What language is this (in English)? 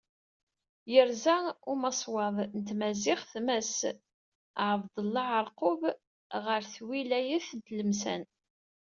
Kabyle